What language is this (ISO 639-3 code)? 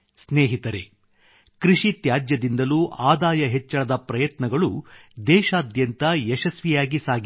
kan